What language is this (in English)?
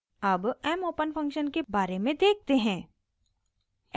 Hindi